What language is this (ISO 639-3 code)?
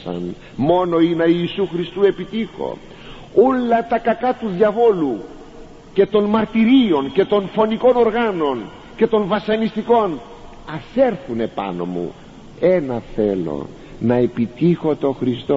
ell